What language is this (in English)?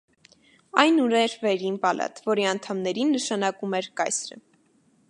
Armenian